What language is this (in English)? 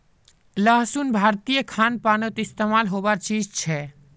Magahi